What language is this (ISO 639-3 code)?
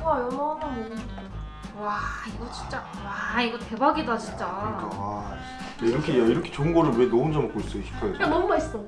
kor